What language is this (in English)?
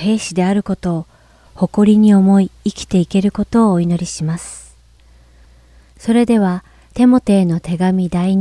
Japanese